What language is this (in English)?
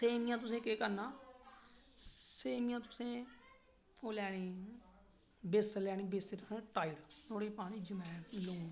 Dogri